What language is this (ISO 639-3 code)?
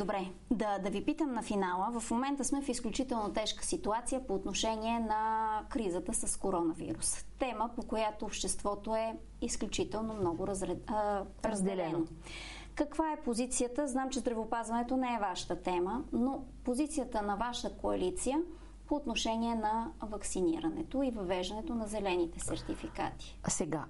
bul